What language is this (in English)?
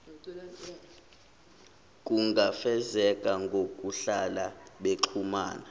Zulu